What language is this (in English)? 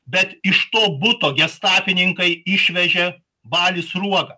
Lithuanian